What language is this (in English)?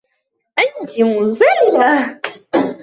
Arabic